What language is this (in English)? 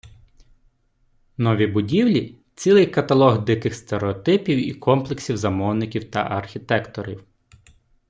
Ukrainian